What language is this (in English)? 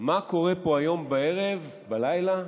Hebrew